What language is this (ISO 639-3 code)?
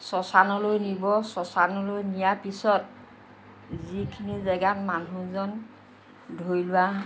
asm